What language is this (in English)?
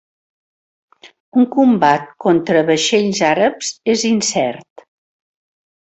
Catalan